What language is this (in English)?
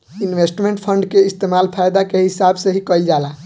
Bhojpuri